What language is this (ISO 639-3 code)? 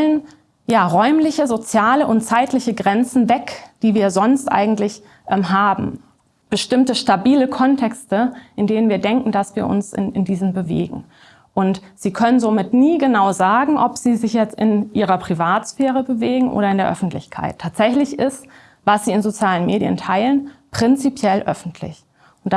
deu